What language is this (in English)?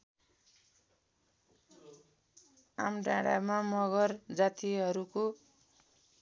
Nepali